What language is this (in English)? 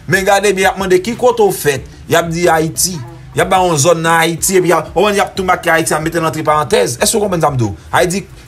French